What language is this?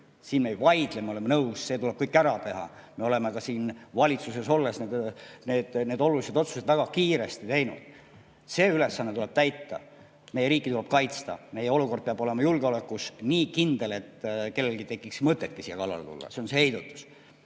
Estonian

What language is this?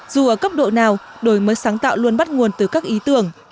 Vietnamese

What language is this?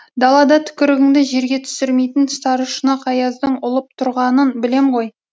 Kazakh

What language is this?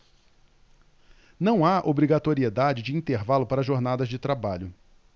Portuguese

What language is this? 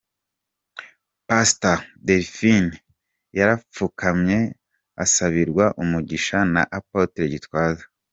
Kinyarwanda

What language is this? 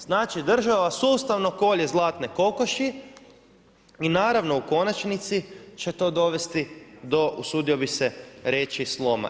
Croatian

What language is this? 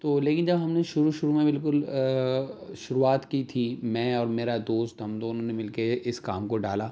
Urdu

